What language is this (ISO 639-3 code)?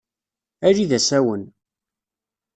kab